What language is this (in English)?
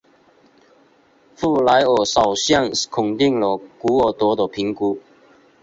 Chinese